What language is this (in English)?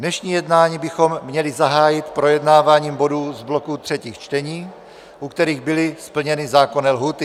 Czech